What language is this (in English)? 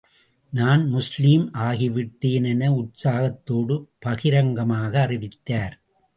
Tamil